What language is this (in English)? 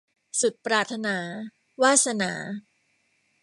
Thai